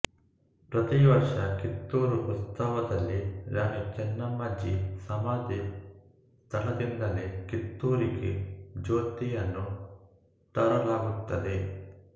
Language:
Kannada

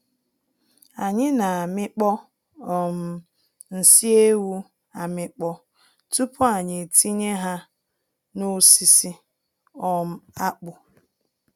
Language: Igbo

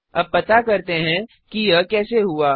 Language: Hindi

